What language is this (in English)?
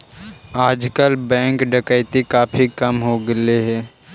Magahi